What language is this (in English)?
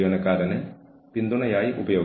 Malayalam